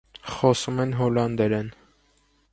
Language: Armenian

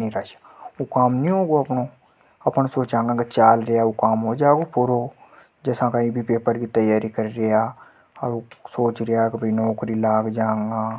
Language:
Hadothi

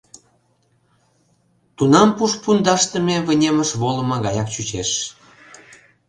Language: Mari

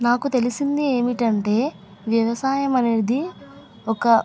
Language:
Telugu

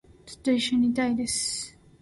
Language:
Japanese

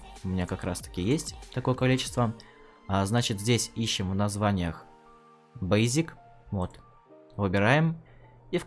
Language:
Russian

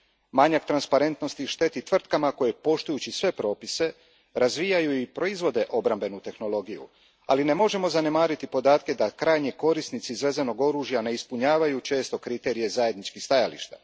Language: Croatian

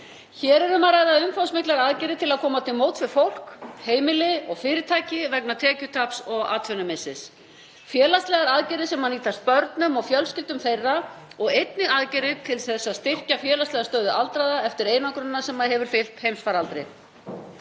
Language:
Icelandic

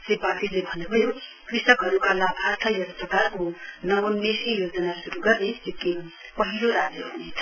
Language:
Nepali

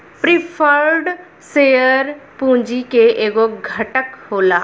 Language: Bhojpuri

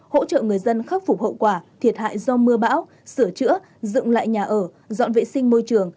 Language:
Vietnamese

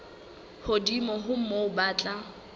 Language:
Southern Sotho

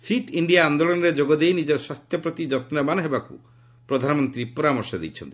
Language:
Odia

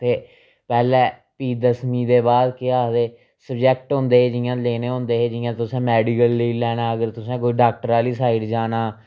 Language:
Dogri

